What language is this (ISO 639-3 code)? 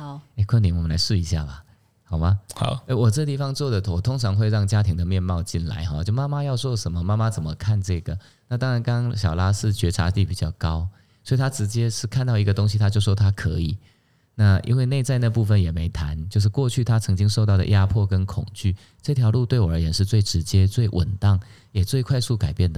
zho